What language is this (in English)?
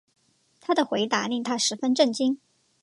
Chinese